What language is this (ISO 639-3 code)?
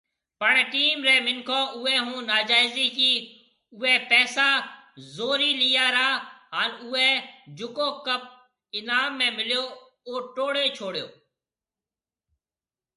mve